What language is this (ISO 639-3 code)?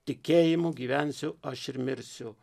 lit